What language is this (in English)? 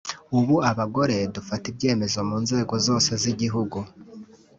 Kinyarwanda